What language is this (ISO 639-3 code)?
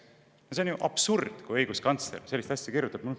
est